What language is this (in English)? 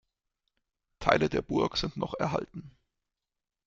German